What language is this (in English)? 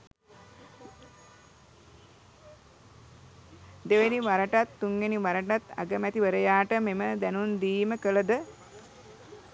Sinhala